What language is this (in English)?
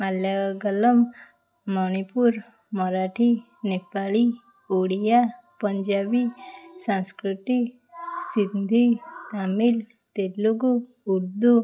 Odia